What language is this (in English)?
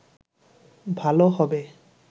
Bangla